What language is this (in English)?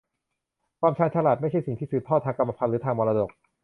Thai